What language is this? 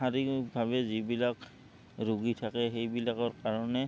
Assamese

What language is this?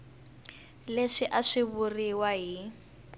Tsonga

